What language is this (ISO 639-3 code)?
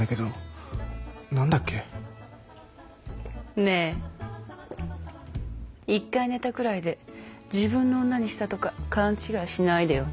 jpn